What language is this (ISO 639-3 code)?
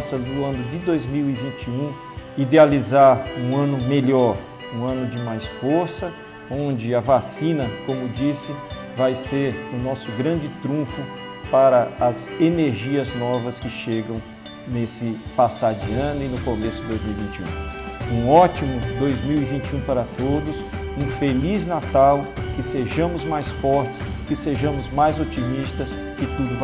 por